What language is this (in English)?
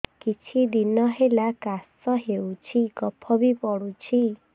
Odia